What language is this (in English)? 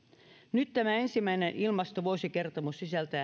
Finnish